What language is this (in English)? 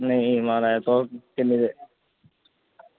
Dogri